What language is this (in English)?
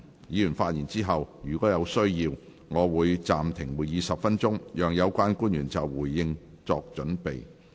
Cantonese